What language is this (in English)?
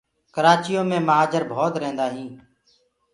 Gurgula